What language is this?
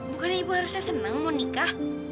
Indonesian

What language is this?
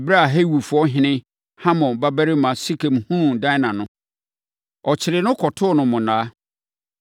Akan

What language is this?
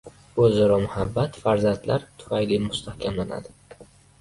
Uzbek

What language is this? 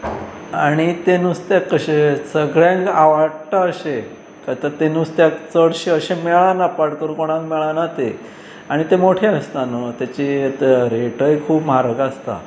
Konkani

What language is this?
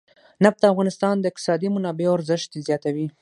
Pashto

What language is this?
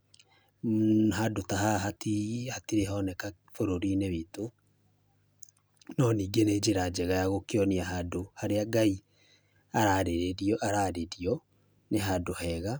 Kikuyu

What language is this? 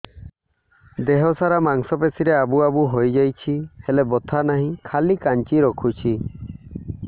Odia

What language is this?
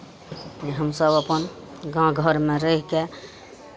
Maithili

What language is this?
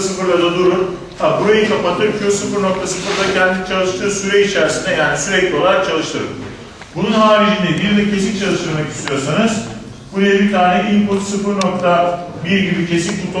Turkish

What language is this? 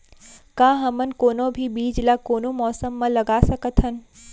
Chhattisgarhi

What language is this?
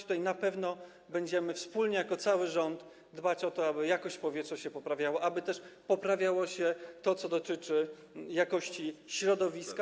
Polish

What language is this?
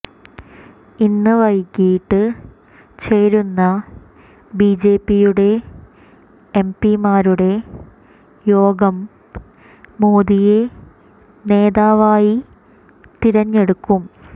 Malayalam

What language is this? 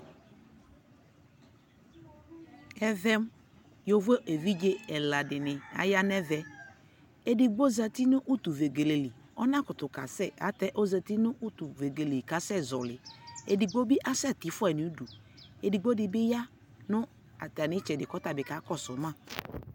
Ikposo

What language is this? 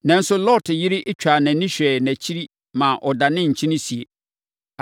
Akan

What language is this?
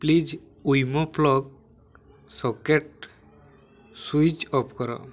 Odia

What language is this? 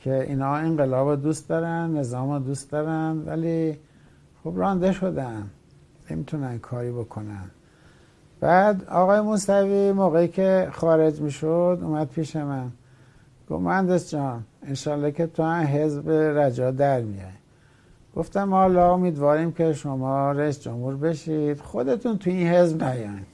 Persian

